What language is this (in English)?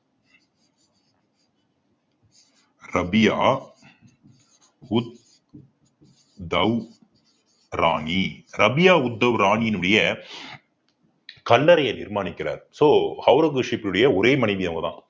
Tamil